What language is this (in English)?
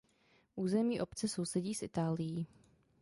Czech